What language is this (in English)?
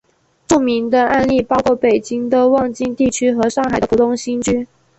Chinese